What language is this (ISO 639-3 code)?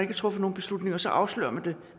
dan